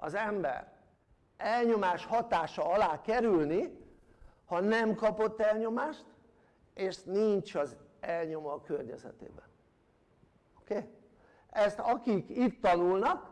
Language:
Hungarian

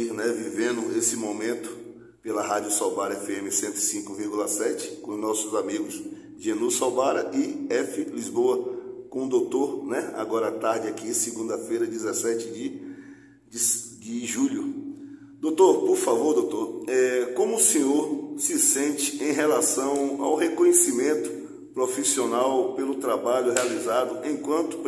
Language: Portuguese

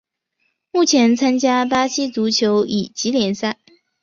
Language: Chinese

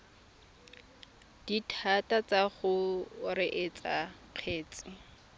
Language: Tswana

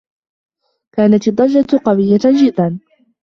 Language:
Arabic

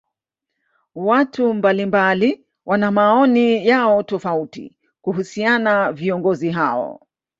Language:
Swahili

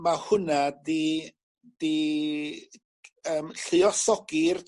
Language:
Welsh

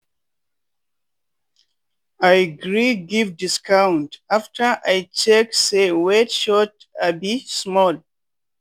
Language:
Nigerian Pidgin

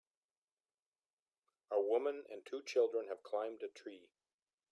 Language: English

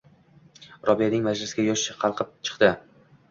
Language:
Uzbek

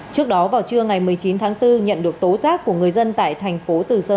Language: Vietnamese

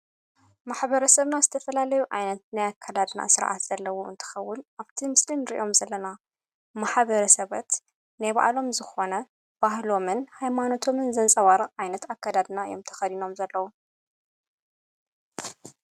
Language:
Tigrinya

